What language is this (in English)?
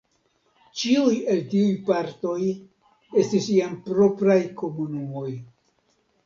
Esperanto